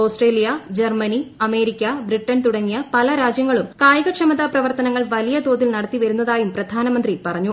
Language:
Malayalam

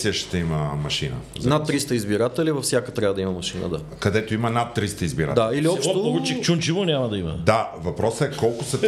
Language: Bulgarian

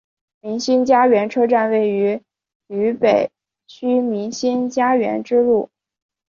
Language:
Chinese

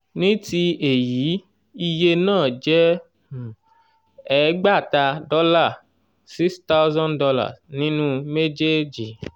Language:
Yoruba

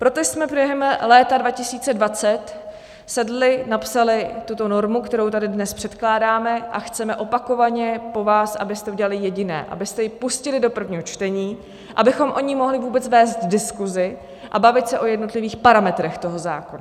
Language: Czech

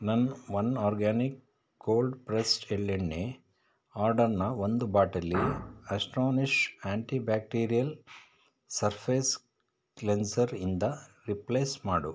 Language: Kannada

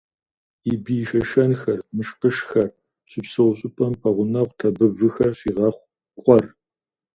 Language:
Kabardian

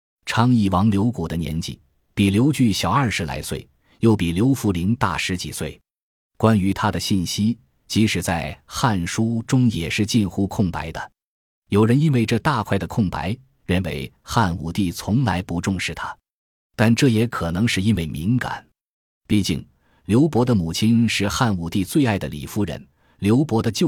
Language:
Chinese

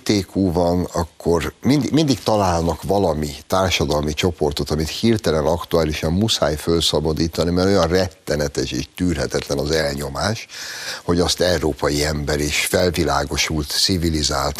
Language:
Hungarian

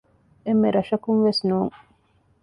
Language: Divehi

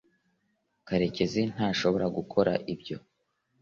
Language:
Kinyarwanda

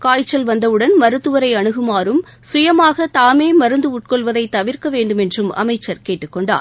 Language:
Tamil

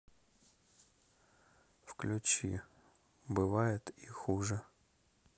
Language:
Russian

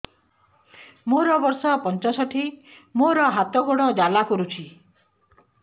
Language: Odia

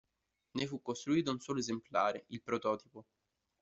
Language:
Italian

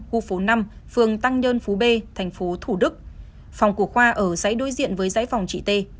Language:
Vietnamese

